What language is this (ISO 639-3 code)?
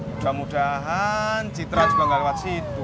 ind